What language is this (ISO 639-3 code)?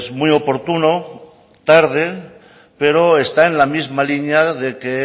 spa